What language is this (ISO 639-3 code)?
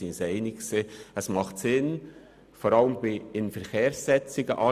gsw